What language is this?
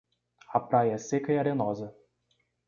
Portuguese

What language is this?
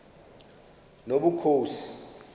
Xhosa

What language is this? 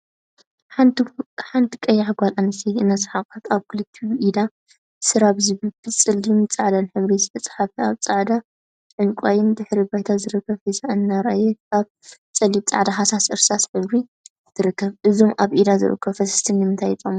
Tigrinya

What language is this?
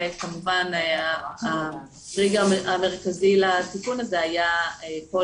Hebrew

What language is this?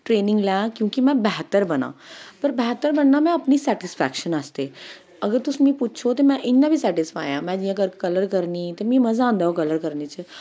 Dogri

